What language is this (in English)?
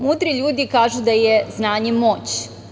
Serbian